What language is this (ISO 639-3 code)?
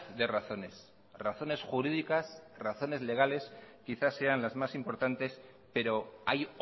spa